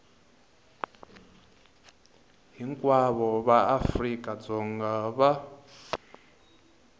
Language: Tsonga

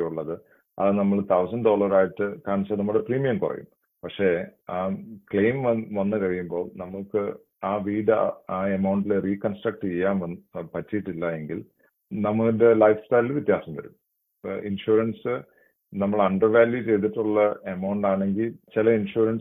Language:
Malayalam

